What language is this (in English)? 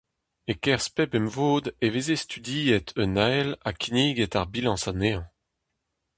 Breton